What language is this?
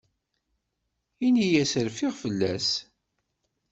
Kabyle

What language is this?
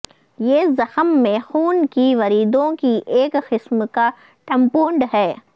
Urdu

